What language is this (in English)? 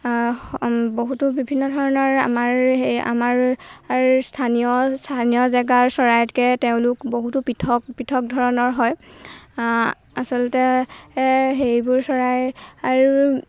Assamese